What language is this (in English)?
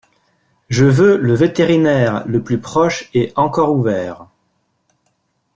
French